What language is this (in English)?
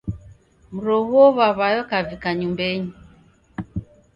Taita